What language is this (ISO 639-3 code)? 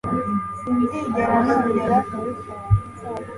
kin